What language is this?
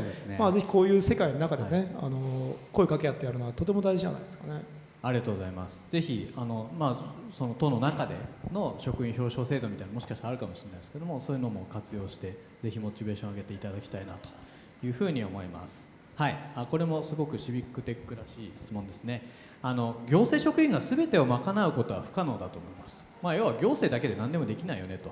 Japanese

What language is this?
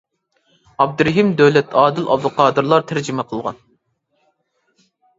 Uyghur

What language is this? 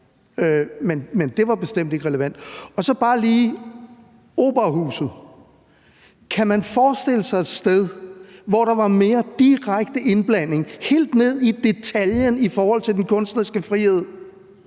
Danish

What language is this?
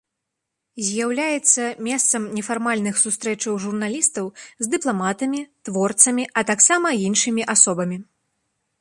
Belarusian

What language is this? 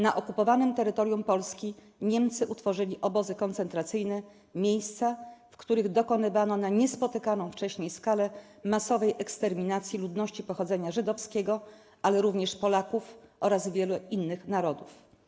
Polish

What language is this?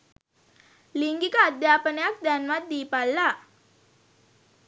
Sinhala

